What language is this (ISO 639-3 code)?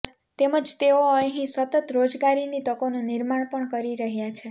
guj